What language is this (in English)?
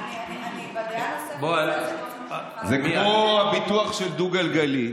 Hebrew